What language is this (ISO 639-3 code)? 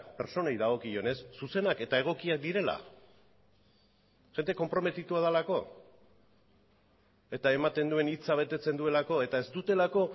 eus